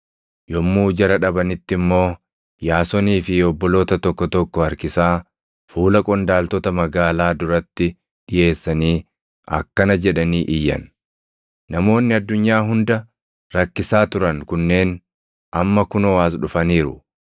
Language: Oromo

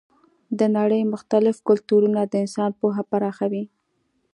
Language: Pashto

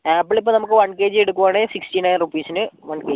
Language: Malayalam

